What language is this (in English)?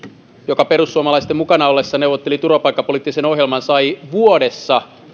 Finnish